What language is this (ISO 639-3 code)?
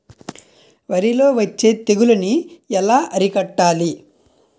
tel